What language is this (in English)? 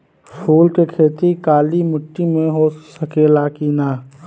Bhojpuri